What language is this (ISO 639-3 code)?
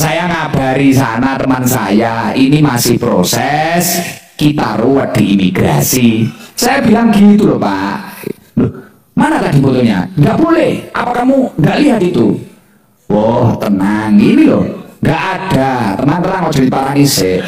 ind